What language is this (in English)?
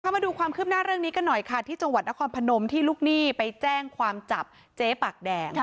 Thai